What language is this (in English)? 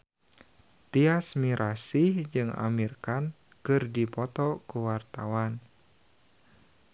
Sundanese